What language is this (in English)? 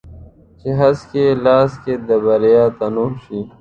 Pashto